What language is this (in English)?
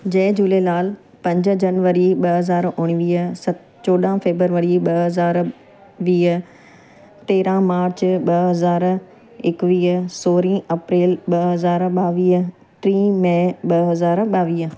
Sindhi